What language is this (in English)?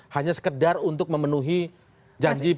Indonesian